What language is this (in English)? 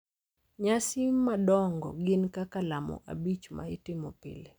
Luo (Kenya and Tanzania)